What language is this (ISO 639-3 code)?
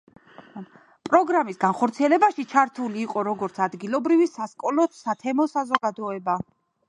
kat